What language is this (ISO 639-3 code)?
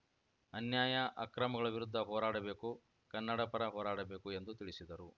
kan